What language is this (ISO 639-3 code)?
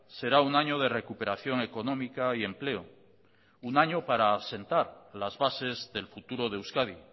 spa